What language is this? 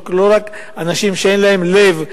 Hebrew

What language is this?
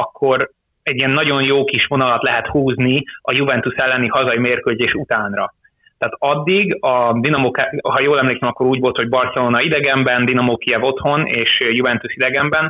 Hungarian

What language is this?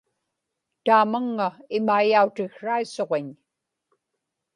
Inupiaq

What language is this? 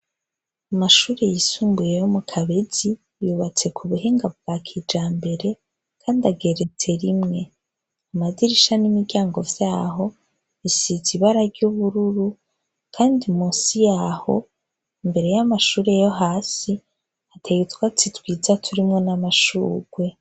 Rundi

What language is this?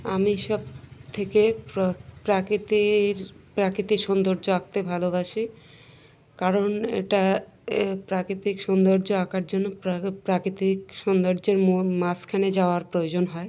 Bangla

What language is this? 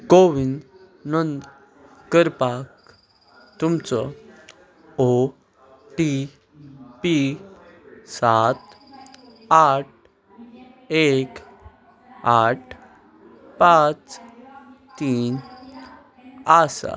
Konkani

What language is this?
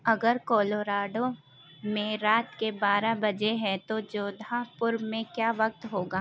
Urdu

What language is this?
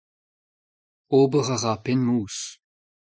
Breton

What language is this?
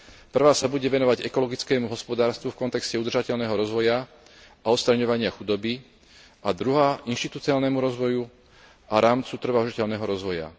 Slovak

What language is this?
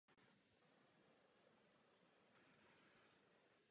Czech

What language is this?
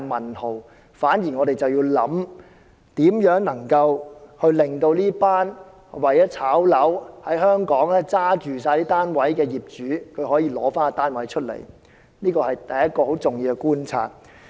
Cantonese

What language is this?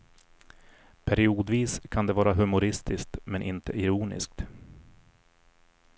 Swedish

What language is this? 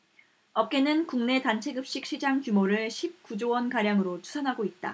Korean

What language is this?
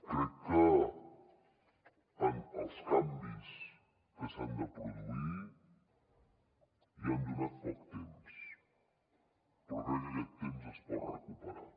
Catalan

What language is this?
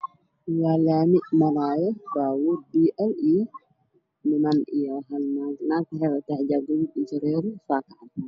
Somali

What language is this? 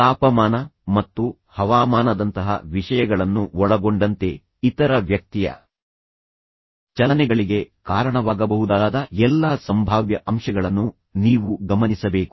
Kannada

